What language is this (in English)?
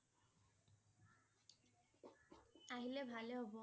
Assamese